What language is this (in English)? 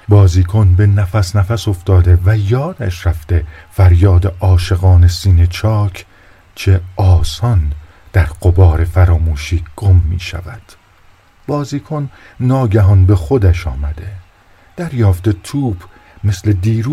Persian